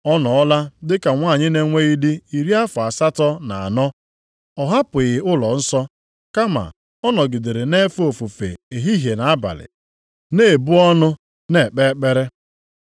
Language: Igbo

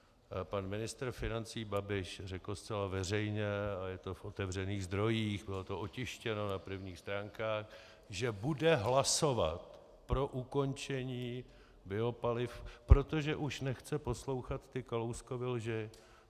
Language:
Czech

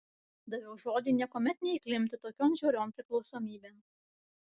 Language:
Lithuanian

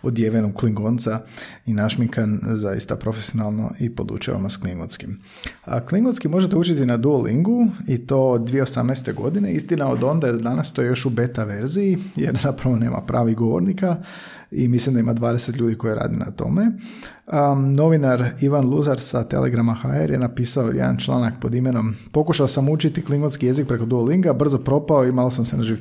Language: Croatian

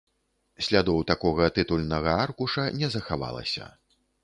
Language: Belarusian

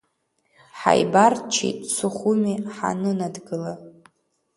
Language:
Abkhazian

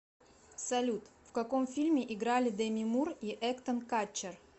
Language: Russian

